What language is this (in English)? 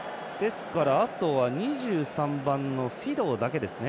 Japanese